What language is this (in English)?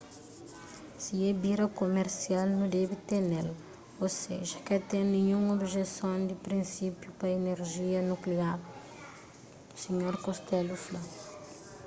Kabuverdianu